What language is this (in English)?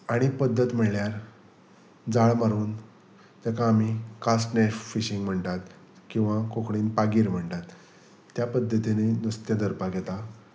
Konkani